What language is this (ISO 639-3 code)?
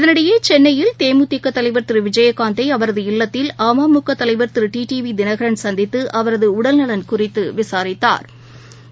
tam